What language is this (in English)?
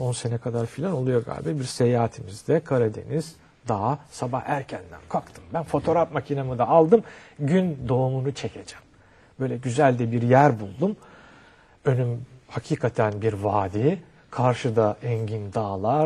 Turkish